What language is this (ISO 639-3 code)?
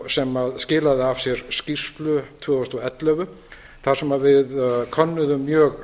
isl